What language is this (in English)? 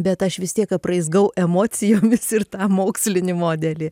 Lithuanian